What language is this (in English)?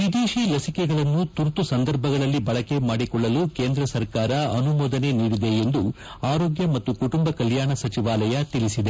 Kannada